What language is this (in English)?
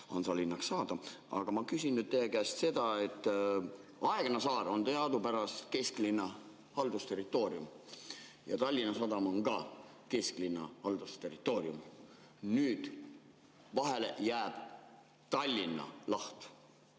Estonian